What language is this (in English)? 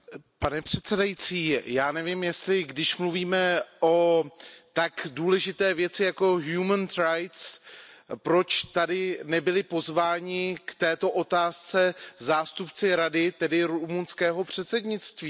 Czech